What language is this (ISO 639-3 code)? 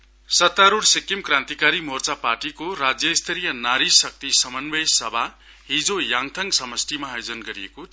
nep